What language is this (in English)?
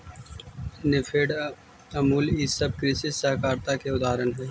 Magahi